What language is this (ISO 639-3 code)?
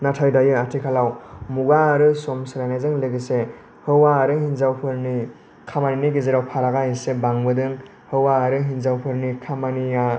brx